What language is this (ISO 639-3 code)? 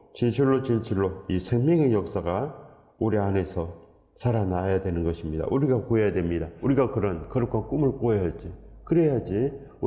kor